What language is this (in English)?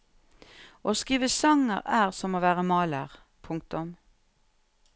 Norwegian